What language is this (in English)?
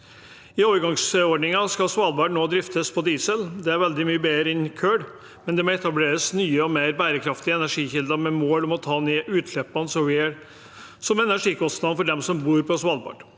Norwegian